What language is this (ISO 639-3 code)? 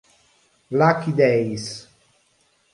ita